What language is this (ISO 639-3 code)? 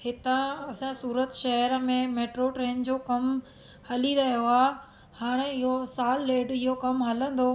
snd